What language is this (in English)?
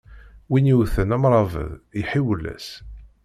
Kabyle